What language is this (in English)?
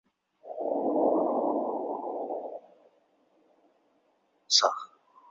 Chinese